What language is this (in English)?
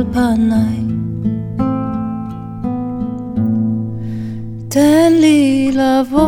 Hebrew